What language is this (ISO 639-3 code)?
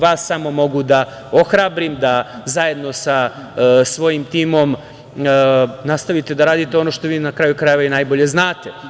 srp